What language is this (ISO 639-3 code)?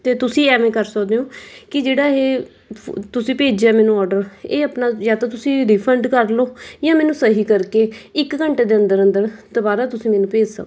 pan